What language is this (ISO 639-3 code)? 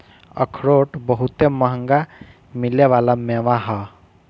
bho